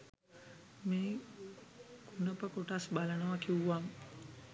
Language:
Sinhala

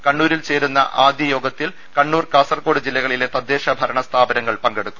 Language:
Malayalam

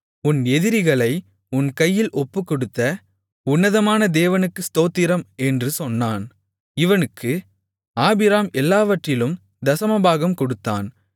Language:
Tamil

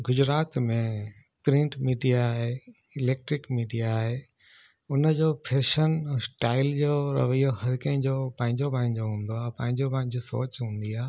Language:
Sindhi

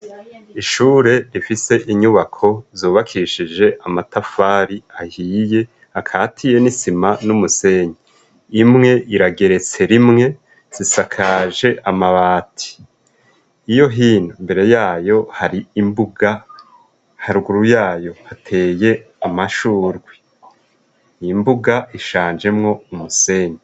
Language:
Rundi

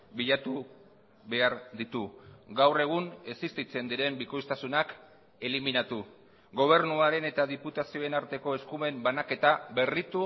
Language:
Basque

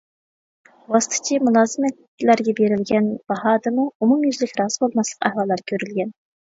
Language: Uyghur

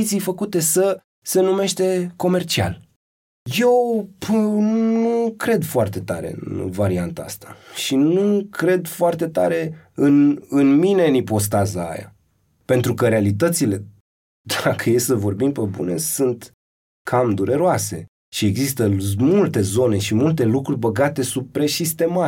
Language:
Romanian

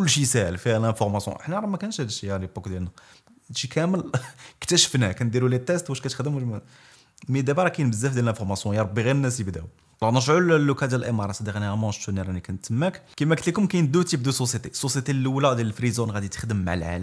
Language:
Arabic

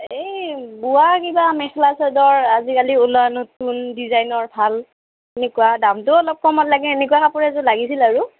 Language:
Assamese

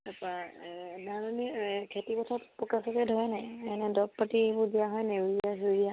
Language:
Assamese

